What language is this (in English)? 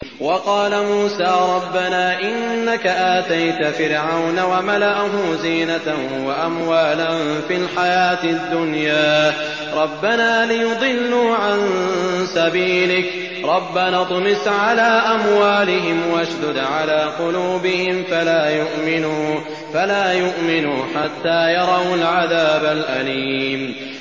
Arabic